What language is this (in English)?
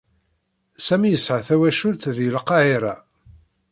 Kabyle